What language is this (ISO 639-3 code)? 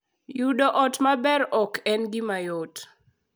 luo